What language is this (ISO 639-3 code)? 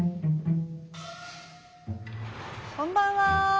jpn